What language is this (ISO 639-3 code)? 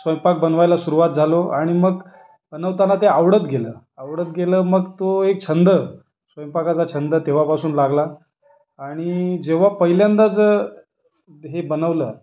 mar